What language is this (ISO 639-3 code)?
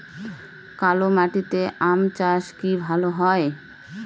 ben